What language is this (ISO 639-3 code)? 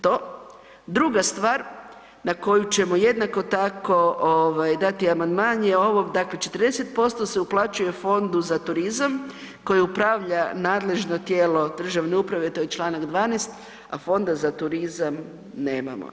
hrv